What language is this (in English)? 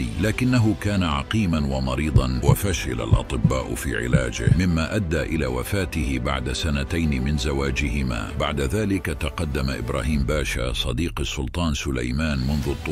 Arabic